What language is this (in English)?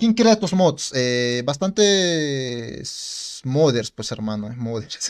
Spanish